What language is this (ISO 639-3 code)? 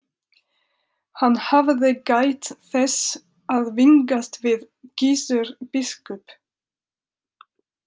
isl